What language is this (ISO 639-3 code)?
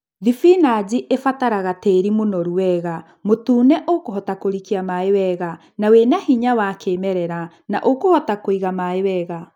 kik